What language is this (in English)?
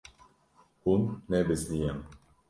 Kurdish